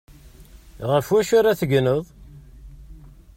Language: Kabyle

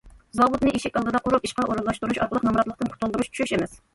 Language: Uyghur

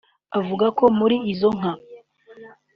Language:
Kinyarwanda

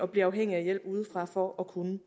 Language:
Danish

